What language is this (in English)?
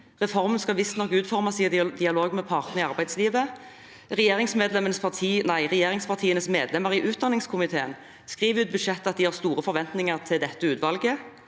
Norwegian